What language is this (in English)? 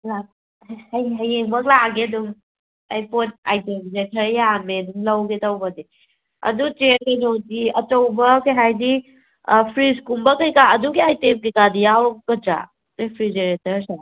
Manipuri